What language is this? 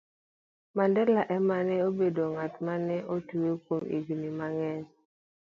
Luo (Kenya and Tanzania)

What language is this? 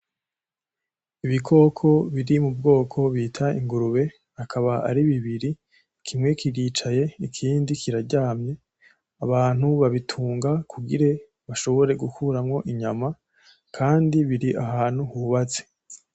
Rundi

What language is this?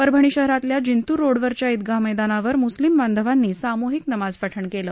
Marathi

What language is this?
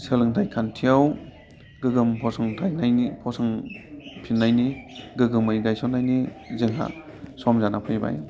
Bodo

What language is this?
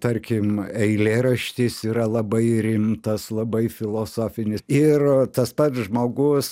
Lithuanian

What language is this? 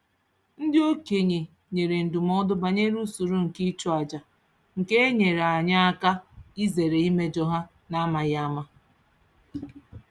Igbo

